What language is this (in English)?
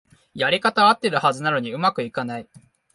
Japanese